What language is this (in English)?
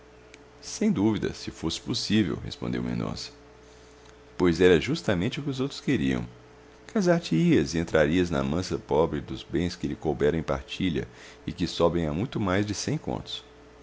Portuguese